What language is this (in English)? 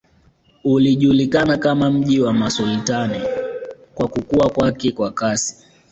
Swahili